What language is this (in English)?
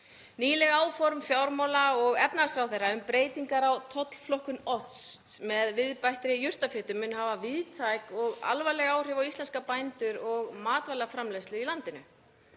Icelandic